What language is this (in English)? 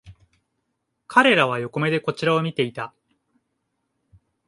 Japanese